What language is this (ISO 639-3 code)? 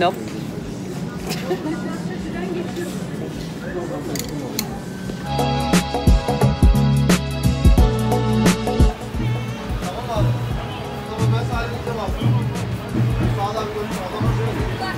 tur